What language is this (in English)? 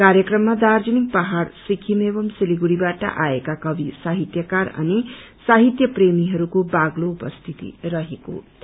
Nepali